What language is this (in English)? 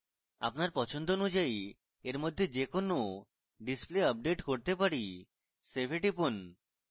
Bangla